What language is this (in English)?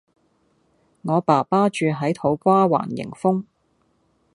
Cantonese